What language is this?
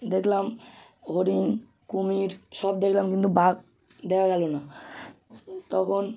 Bangla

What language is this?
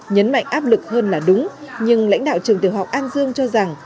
Vietnamese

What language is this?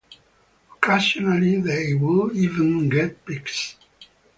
English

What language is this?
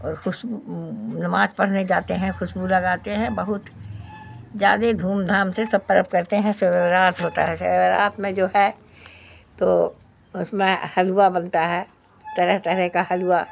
Urdu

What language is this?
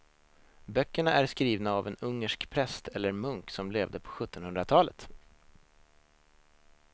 Swedish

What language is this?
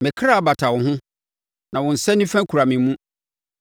Akan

